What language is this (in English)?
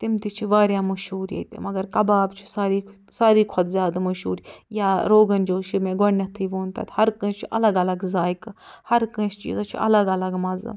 Kashmiri